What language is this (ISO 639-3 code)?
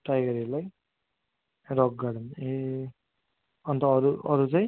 nep